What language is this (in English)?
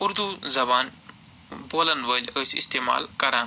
Kashmiri